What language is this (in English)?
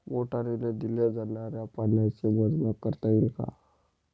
Marathi